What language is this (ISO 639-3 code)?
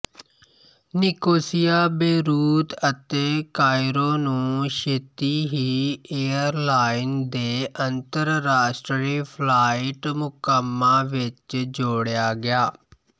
pan